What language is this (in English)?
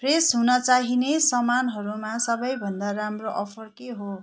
Nepali